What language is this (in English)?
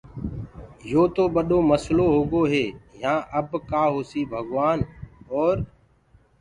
Gurgula